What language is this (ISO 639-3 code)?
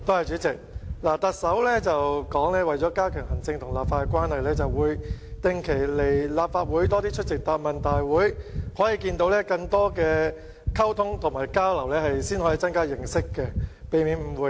yue